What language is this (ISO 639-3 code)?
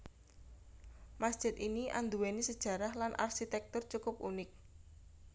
jav